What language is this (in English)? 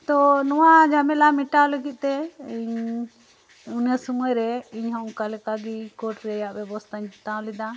Santali